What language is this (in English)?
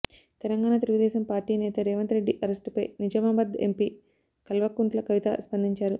Telugu